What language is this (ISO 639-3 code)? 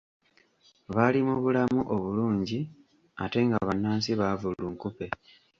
lug